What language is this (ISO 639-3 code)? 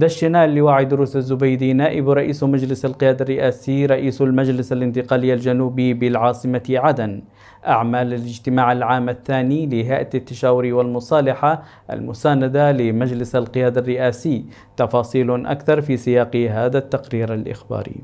ara